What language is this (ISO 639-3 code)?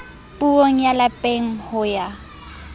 sot